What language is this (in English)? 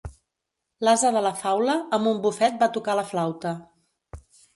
Catalan